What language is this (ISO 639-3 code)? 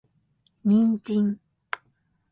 jpn